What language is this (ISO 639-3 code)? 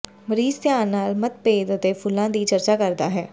pan